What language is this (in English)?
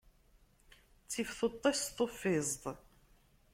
Kabyle